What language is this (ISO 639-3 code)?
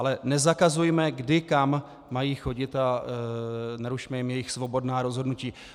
ces